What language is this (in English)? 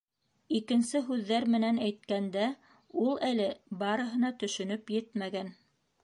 Bashkir